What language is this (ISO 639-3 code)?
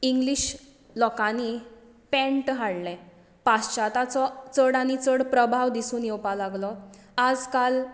kok